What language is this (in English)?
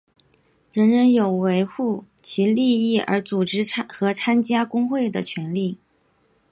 Chinese